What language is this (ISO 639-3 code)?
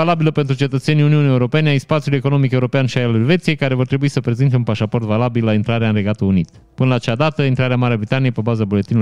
ron